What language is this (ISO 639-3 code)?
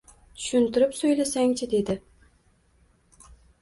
uzb